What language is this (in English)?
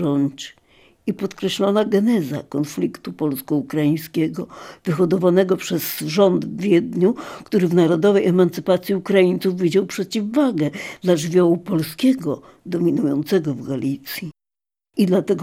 Polish